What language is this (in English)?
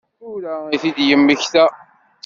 Kabyle